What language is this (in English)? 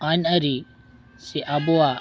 Santali